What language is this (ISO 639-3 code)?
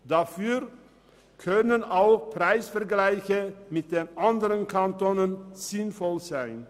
gsw